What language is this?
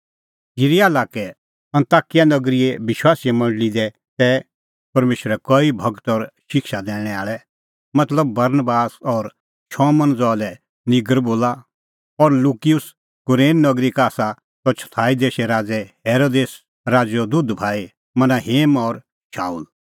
Kullu Pahari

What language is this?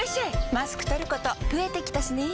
Japanese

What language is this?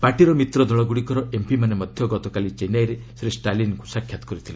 Odia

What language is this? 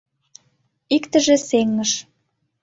Mari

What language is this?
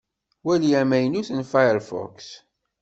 Kabyle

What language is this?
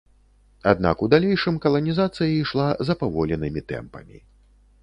Belarusian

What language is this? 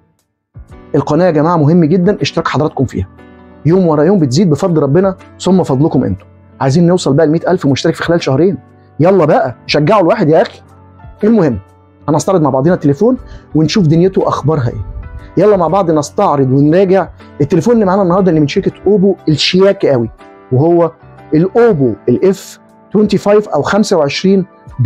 Arabic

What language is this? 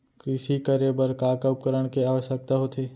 Chhattisgarhi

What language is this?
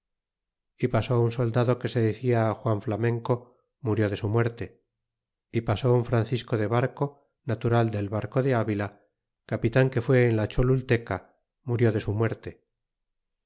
Spanish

